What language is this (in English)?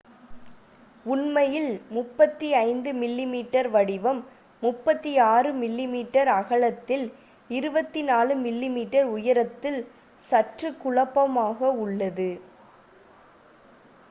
Tamil